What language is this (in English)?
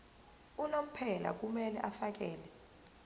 Zulu